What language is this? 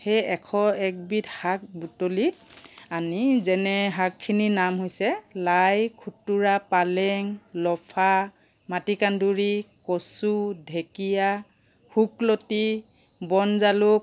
Assamese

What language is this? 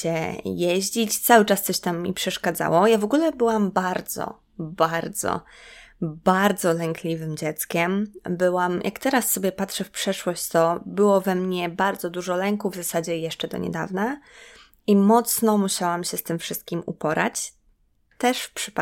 Polish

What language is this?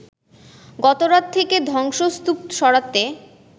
Bangla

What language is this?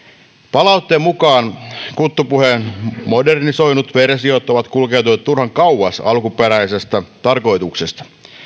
Finnish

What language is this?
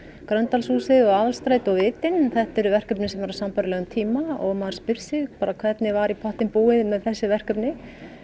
Icelandic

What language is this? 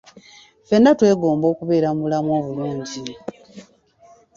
Ganda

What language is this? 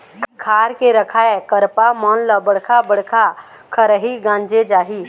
Chhattisgarhi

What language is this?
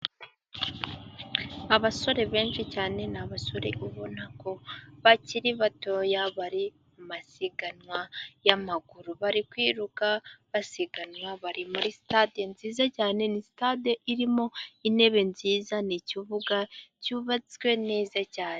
Kinyarwanda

